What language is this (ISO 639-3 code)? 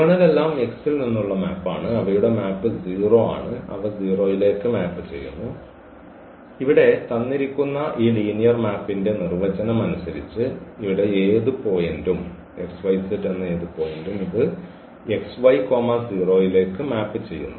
mal